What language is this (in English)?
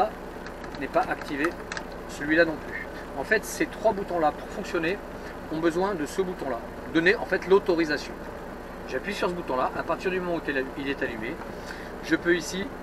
French